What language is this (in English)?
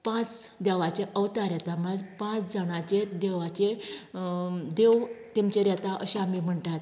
Konkani